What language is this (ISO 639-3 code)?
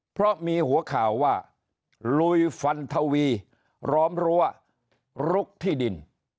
tha